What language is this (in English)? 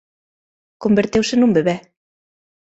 Galician